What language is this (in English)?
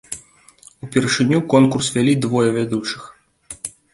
Belarusian